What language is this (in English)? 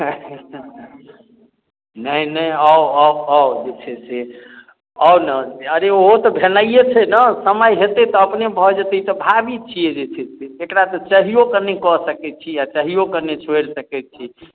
Maithili